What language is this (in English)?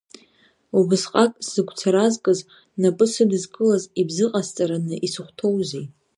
Abkhazian